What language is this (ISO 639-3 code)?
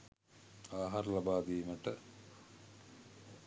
sin